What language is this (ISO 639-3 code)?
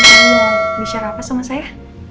ind